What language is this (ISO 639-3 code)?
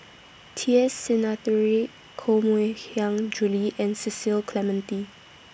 eng